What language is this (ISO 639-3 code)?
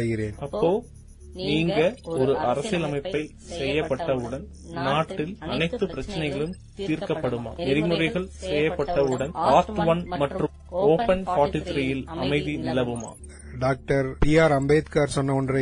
tam